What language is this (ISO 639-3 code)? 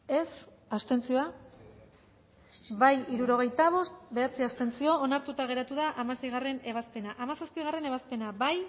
eus